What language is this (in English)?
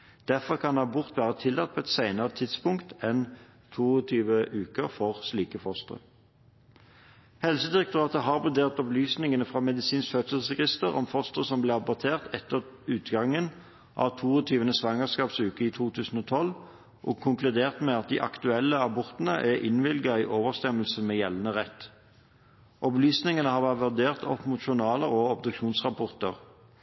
Norwegian Bokmål